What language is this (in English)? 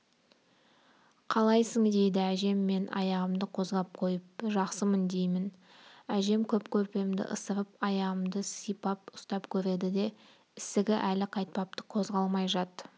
Kazakh